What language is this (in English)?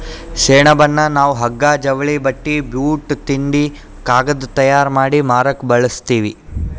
Kannada